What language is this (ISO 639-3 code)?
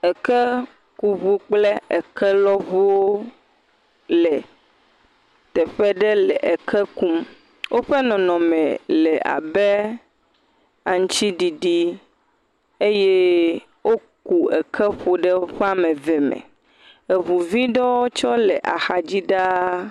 ewe